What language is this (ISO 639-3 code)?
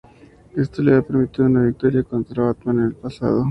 spa